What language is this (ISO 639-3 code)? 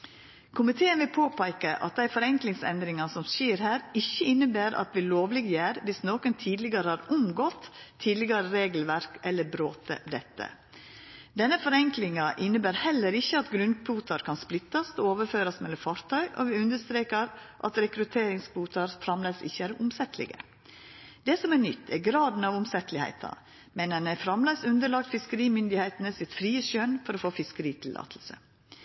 nno